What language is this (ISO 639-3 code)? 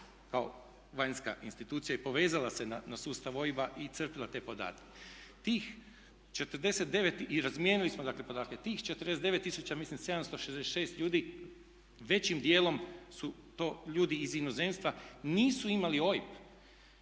hrv